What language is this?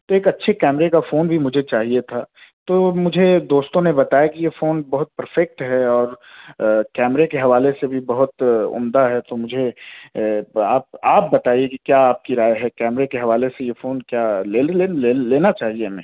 Urdu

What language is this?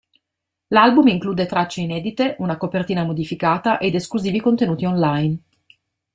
Italian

